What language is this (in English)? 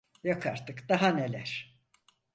Turkish